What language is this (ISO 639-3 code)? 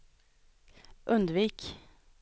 swe